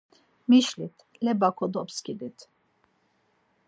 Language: Laz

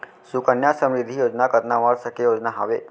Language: Chhattisgarhi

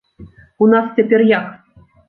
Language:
Belarusian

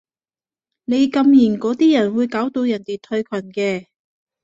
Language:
Cantonese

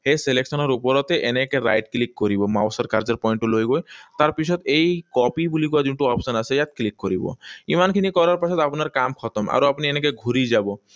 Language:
Assamese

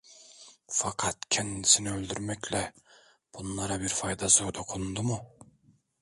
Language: Turkish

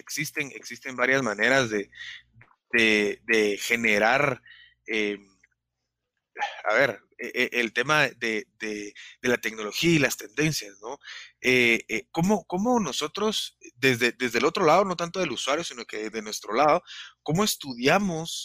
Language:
Spanish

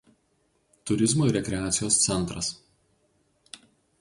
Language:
Lithuanian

